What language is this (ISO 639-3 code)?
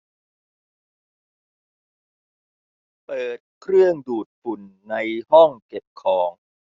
tha